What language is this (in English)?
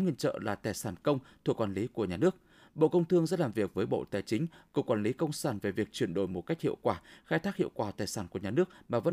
Vietnamese